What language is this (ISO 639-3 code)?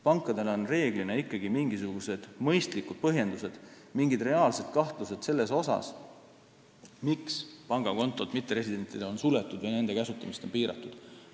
est